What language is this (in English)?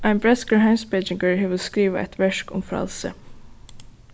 Faroese